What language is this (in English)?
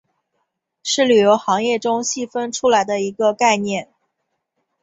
Chinese